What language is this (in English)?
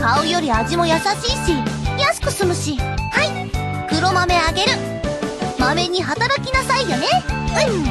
Japanese